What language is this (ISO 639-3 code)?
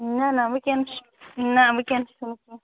kas